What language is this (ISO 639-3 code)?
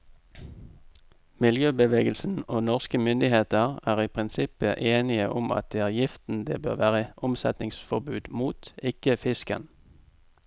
nor